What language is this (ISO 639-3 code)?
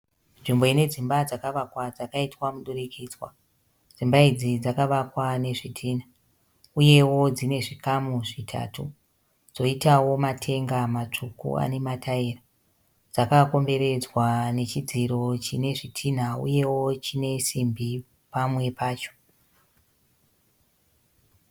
sna